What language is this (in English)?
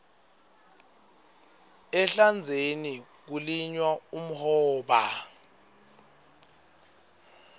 Swati